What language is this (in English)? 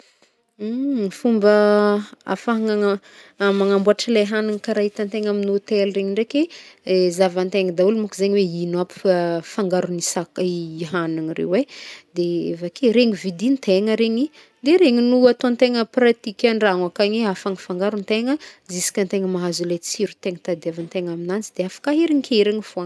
Northern Betsimisaraka Malagasy